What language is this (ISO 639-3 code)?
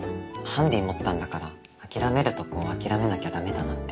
jpn